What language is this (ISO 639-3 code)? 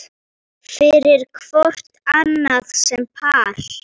isl